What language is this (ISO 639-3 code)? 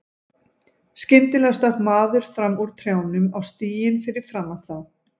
isl